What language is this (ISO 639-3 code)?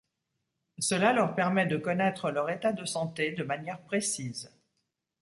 fra